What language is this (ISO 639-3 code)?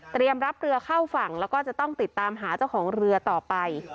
tha